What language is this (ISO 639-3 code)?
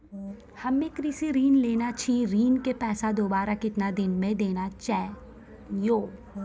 mai